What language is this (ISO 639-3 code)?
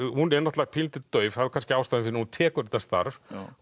isl